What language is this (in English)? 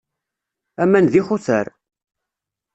Kabyle